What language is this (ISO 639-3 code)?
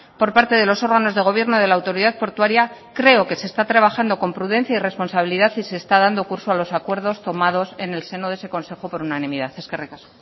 spa